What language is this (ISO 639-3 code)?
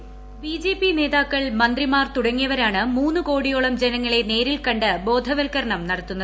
mal